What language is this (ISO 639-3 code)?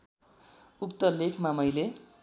nep